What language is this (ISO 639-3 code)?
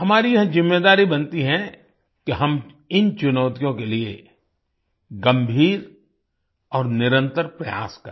hin